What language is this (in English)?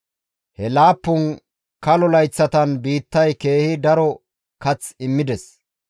Gamo